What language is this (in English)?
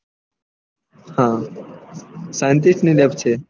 Gujarati